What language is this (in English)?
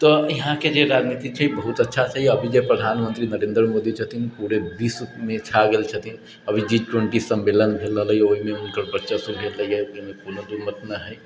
Maithili